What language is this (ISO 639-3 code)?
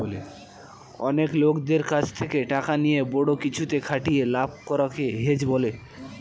ben